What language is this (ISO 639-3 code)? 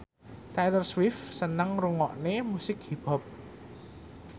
jav